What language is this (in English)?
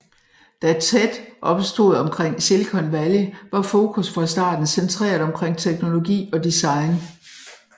Danish